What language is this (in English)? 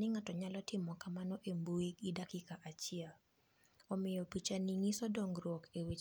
Luo (Kenya and Tanzania)